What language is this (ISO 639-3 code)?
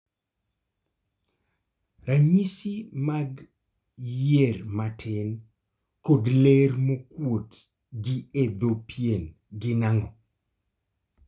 luo